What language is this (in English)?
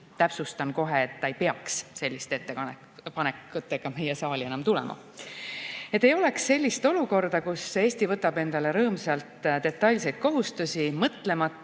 Estonian